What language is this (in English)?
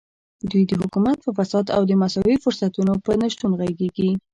Pashto